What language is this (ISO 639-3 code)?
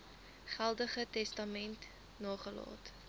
afr